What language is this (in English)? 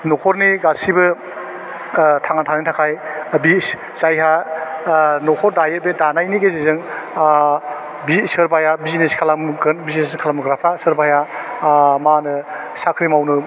Bodo